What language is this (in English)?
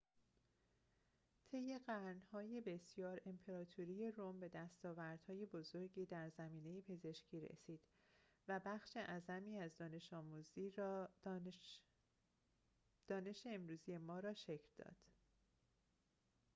Persian